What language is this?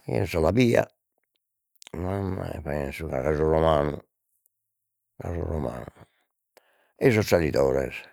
Sardinian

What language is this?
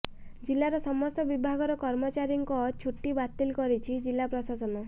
Odia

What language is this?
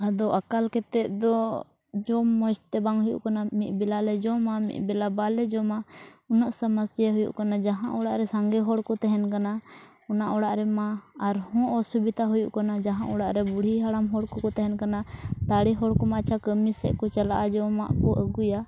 Santali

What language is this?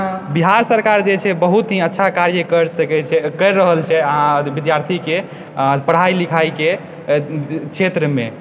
Maithili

